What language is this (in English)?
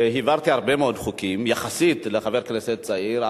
Hebrew